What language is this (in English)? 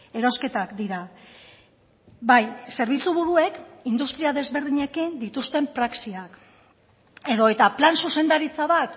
Basque